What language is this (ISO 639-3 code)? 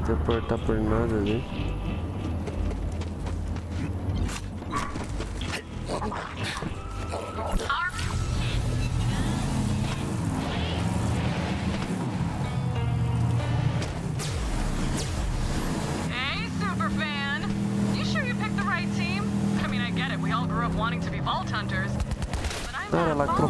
por